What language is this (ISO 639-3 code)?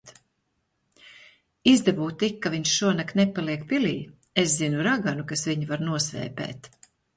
lav